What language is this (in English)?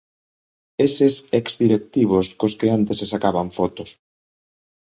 Galician